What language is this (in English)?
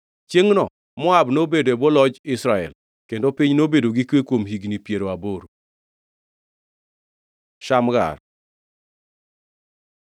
Luo (Kenya and Tanzania)